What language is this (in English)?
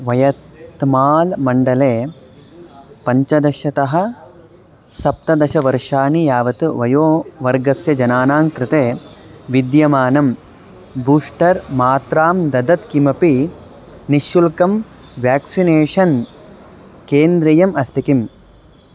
Sanskrit